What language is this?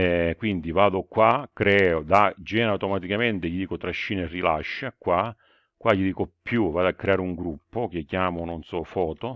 Italian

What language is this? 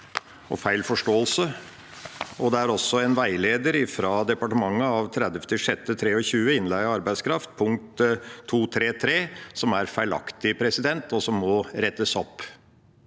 Norwegian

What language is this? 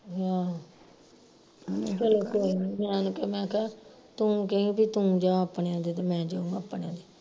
Punjabi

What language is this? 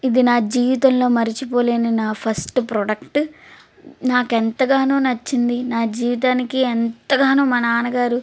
Telugu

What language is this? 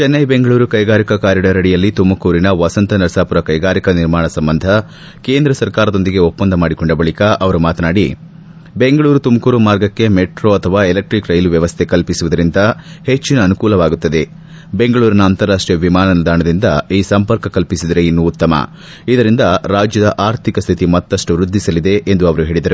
Kannada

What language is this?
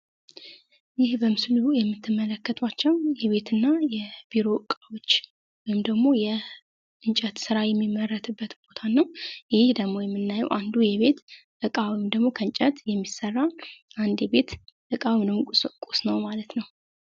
Amharic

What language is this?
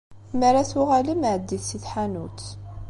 Kabyle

